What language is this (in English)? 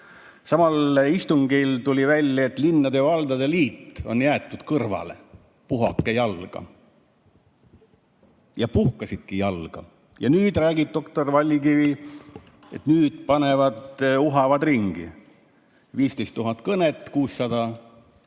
Estonian